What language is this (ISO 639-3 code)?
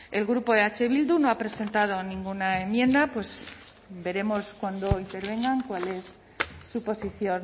spa